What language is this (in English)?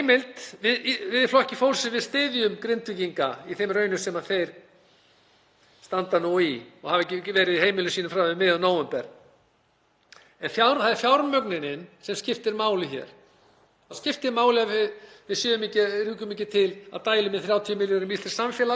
Icelandic